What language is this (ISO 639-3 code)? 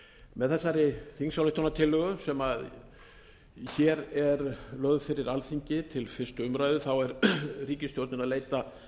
isl